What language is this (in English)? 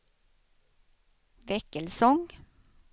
Swedish